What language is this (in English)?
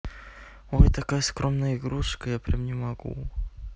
Russian